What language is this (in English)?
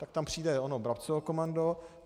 Czech